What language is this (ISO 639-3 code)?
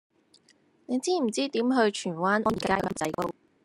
yue